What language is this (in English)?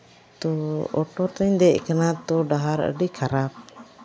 Santali